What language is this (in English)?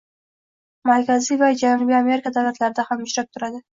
Uzbek